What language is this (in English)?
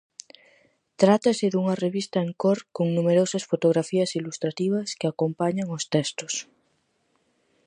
Galician